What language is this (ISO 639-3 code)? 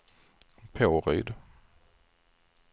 swe